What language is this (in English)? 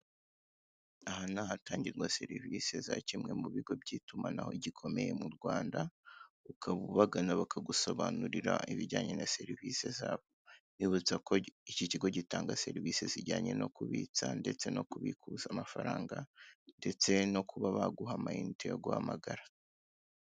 Kinyarwanda